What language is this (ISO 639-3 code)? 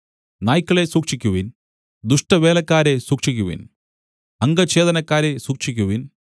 mal